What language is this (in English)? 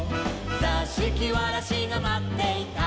Japanese